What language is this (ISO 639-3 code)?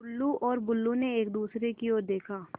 hin